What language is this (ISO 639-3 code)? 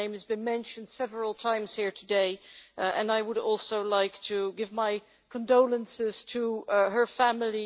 eng